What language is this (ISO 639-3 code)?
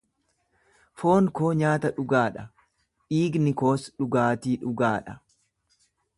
orm